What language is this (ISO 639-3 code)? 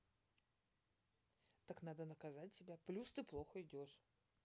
rus